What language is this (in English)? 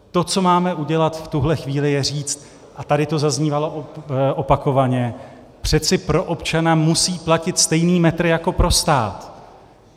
Czech